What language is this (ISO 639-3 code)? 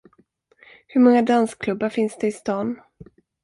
swe